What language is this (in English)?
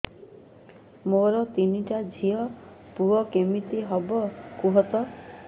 Odia